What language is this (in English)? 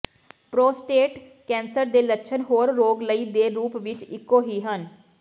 Punjabi